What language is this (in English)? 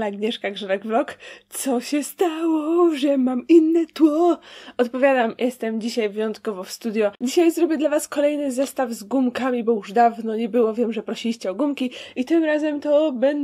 Polish